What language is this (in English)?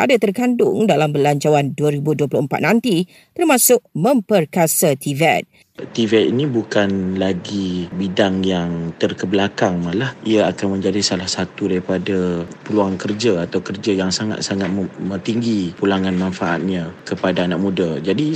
Malay